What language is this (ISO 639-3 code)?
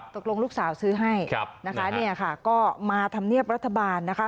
tha